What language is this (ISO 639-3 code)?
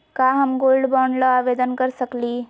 mag